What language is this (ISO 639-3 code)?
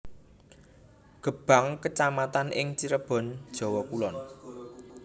jav